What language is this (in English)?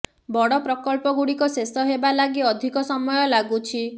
Odia